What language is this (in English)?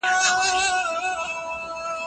Pashto